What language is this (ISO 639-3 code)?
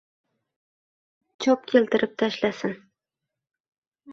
uzb